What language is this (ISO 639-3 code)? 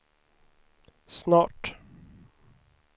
swe